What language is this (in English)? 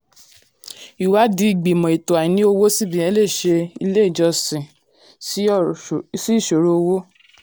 Yoruba